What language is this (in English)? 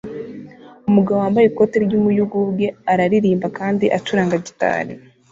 Kinyarwanda